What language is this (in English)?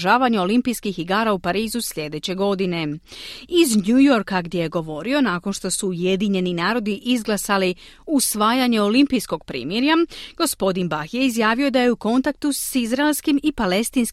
Croatian